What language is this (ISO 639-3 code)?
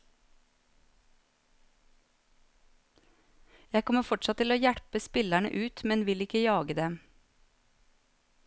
nor